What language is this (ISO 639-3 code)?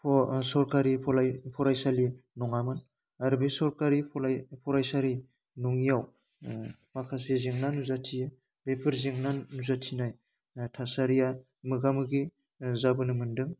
brx